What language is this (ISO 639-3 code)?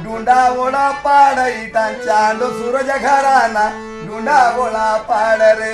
mar